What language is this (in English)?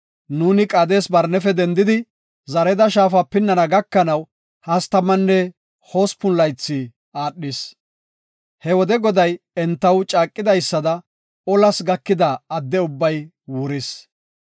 Gofa